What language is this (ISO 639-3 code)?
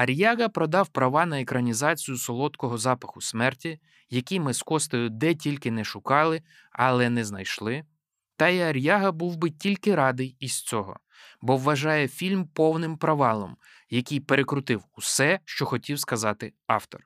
ukr